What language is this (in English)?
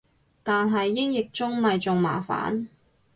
Cantonese